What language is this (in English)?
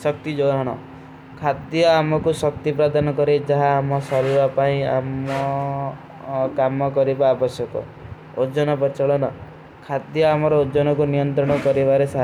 Kui (India)